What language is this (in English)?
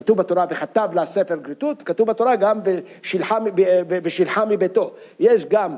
Hebrew